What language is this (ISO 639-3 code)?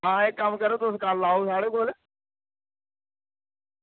doi